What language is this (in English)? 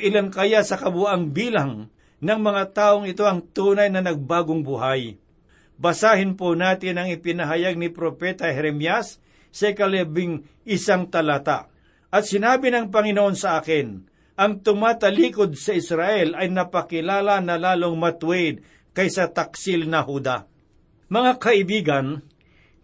Filipino